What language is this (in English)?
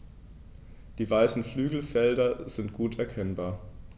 German